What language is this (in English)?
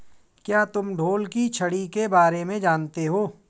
Hindi